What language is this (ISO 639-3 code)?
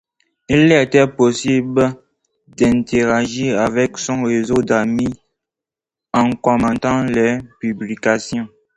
fra